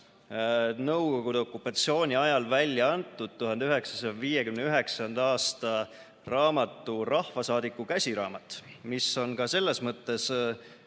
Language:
Estonian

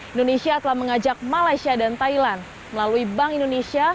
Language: Indonesian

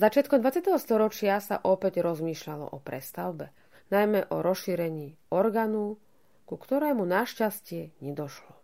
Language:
Slovak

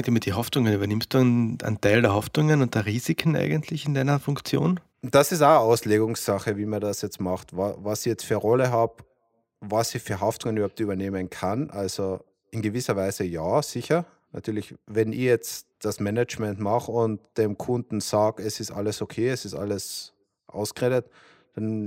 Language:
German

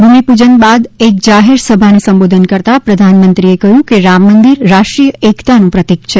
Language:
Gujarati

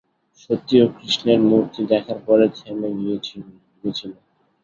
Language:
Bangla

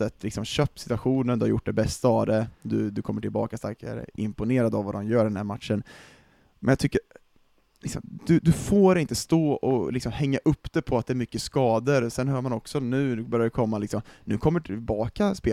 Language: Swedish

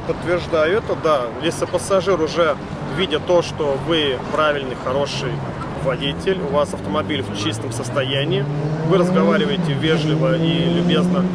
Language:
Russian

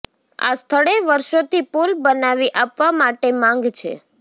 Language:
Gujarati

